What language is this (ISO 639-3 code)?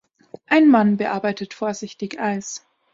deu